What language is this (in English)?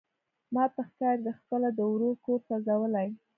Pashto